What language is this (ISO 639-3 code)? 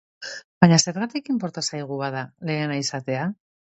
eus